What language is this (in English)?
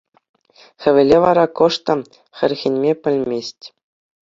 Chuvash